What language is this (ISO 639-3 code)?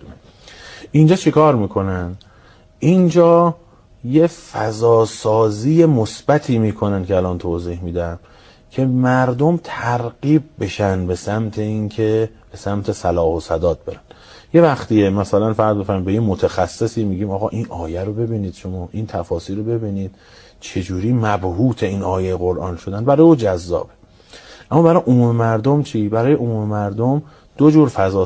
fas